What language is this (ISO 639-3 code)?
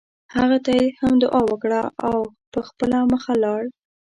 pus